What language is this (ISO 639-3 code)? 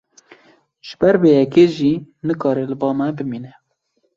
kur